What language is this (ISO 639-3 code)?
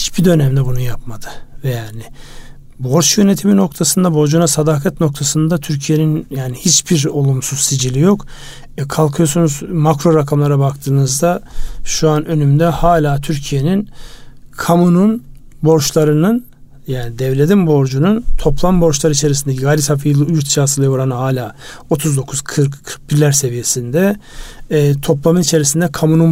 tur